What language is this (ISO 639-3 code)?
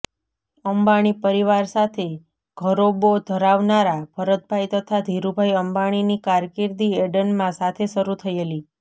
guj